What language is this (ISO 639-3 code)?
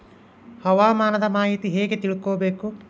kan